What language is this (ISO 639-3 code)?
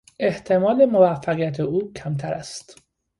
fas